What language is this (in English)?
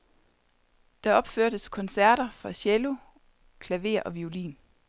Danish